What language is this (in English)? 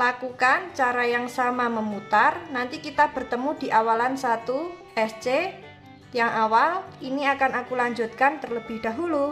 Indonesian